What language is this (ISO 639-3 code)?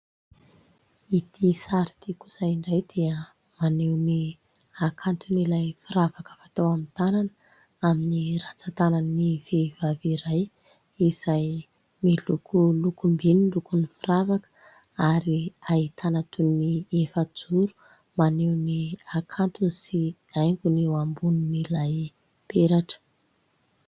mlg